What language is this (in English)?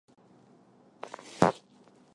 Chinese